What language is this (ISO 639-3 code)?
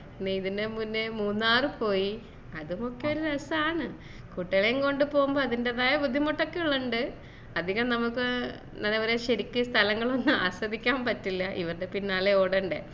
mal